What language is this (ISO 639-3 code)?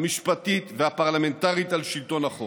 heb